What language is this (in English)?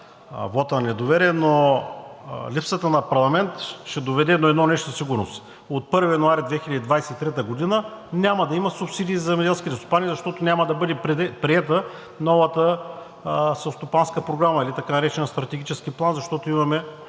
Bulgarian